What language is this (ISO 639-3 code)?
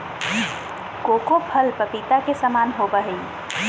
mag